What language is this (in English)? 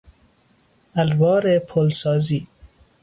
Persian